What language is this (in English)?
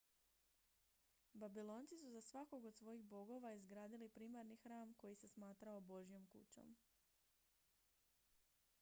Croatian